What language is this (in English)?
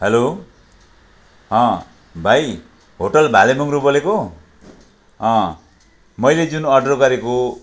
Nepali